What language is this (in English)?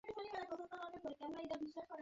Bangla